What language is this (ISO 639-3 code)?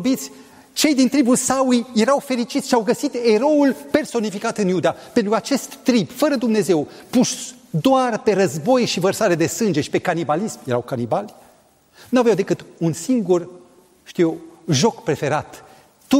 ron